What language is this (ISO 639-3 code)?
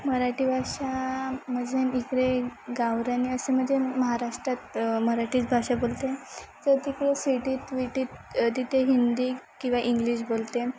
mar